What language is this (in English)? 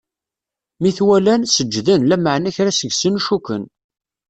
Kabyle